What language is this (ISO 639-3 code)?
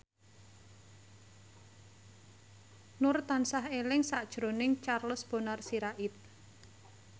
jav